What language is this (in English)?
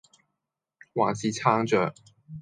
Cantonese